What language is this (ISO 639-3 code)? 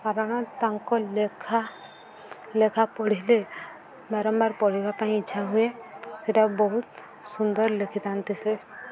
ori